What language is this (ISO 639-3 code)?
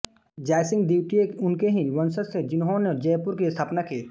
hin